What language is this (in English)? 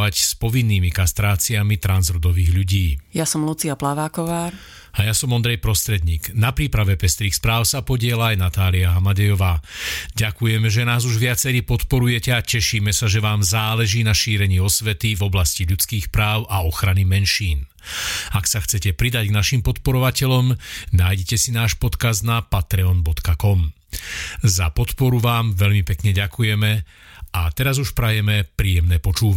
Slovak